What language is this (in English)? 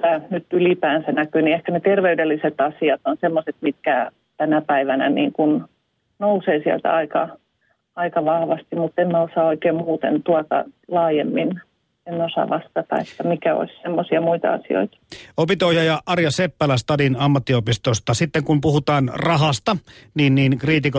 Finnish